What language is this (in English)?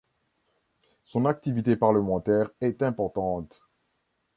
French